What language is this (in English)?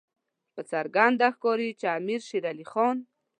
Pashto